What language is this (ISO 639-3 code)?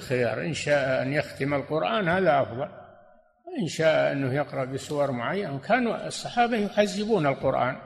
ara